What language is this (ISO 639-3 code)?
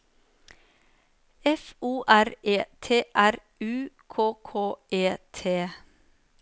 nor